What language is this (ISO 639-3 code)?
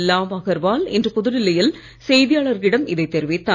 tam